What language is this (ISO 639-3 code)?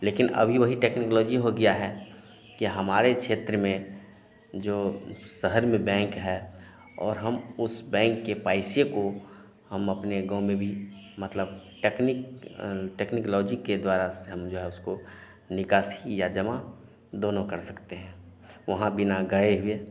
hin